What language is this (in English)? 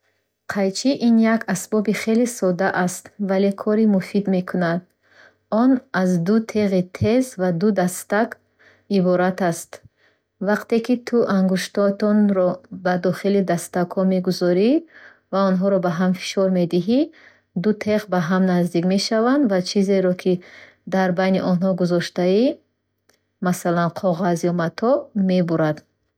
Bukharic